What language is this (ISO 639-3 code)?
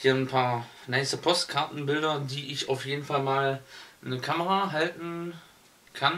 deu